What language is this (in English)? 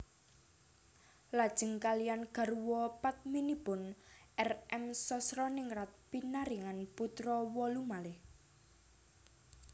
Javanese